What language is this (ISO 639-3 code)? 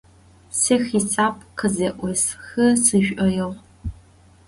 ady